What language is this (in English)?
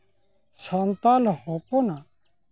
Santali